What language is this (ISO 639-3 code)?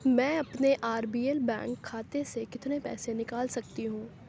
urd